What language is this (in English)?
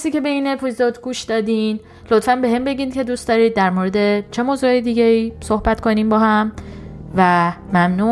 Persian